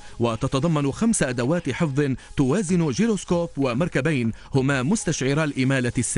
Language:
Arabic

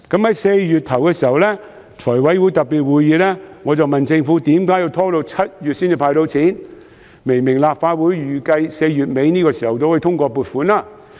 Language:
Cantonese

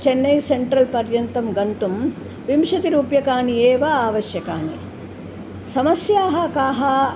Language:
Sanskrit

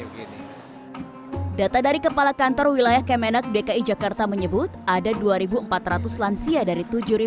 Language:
Indonesian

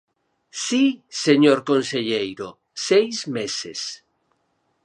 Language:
Galician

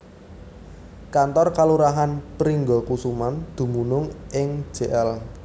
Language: Javanese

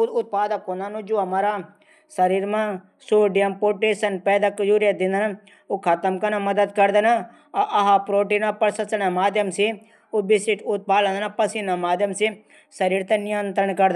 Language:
Garhwali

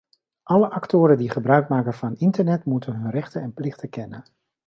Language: Dutch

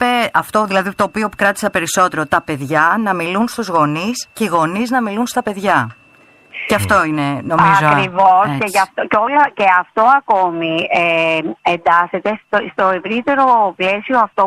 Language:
Greek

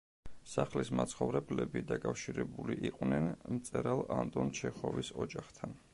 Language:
Georgian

